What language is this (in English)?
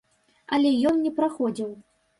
Belarusian